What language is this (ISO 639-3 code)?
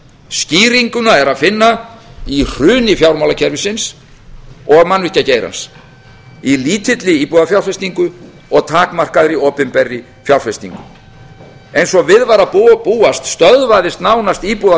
isl